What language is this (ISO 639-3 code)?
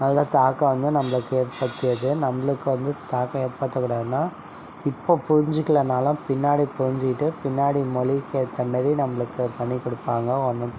tam